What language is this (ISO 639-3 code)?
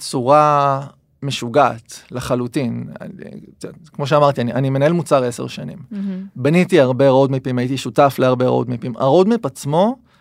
heb